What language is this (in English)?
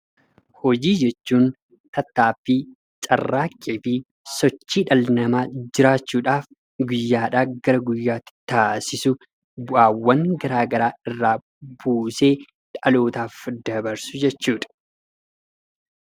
Oromo